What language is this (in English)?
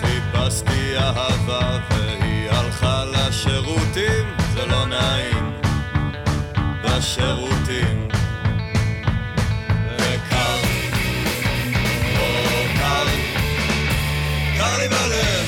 Hebrew